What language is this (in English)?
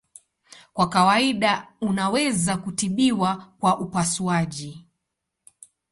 Swahili